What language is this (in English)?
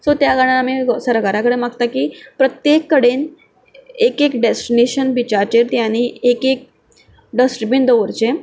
Konkani